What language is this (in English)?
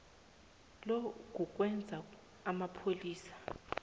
South Ndebele